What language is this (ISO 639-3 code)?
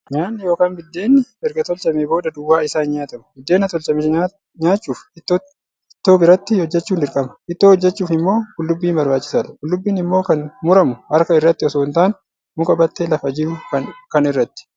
orm